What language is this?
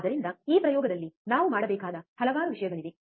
Kannada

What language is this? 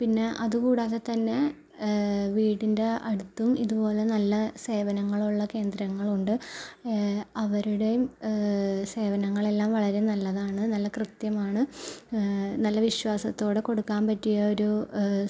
Malayalam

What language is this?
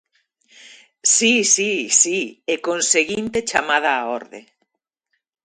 Galician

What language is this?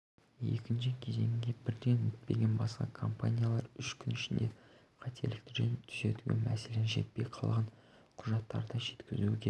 Kazakh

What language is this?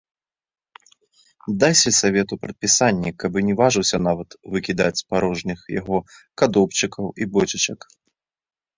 Belarusian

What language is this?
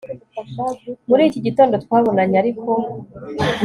Kinyarwanda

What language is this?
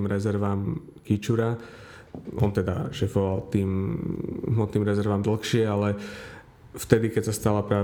Slovak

